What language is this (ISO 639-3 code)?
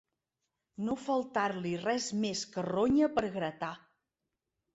cat